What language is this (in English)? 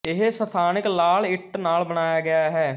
Punjabi